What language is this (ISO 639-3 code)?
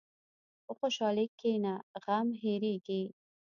pus